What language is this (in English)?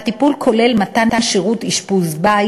Hebrew